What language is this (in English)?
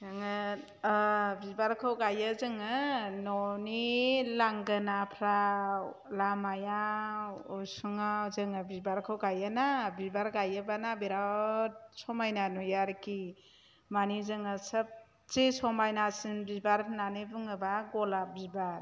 Bodo